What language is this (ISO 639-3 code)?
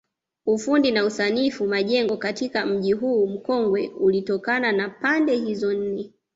swa